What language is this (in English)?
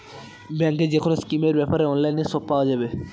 Bangla